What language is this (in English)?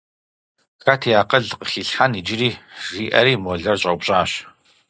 Kabardian